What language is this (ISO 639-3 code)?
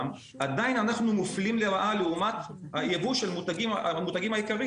heb